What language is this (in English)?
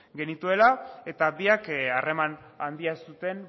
Basque